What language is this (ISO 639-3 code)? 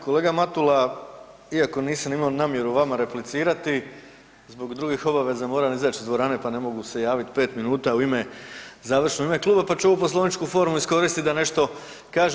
hrv